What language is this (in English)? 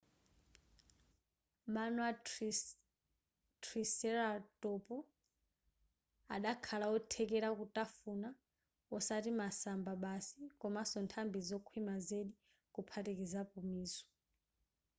Nyanja